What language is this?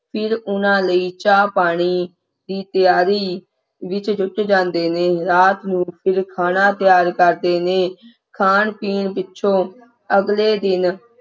Punjabi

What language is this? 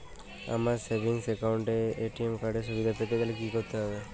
Bangla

